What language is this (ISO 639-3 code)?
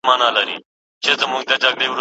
pus